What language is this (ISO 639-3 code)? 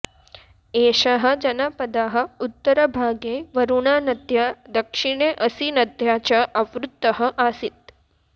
san